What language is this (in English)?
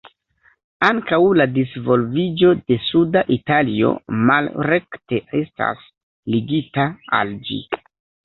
Esperanto